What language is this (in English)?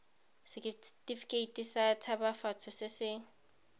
Tswana